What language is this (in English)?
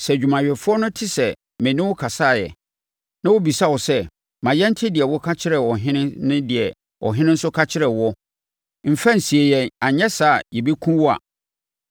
Akan